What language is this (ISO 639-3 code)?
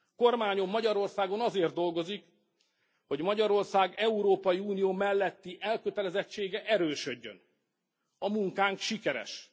hun